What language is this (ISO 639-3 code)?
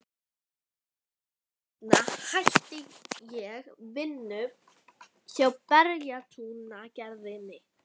isl